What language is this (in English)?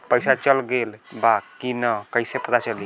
Bhojpuri